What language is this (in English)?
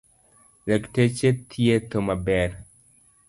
Luo (Kenya and Tanzania)